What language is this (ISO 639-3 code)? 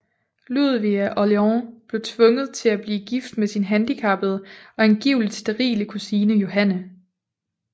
dan